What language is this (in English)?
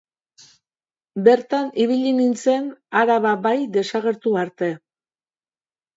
Basque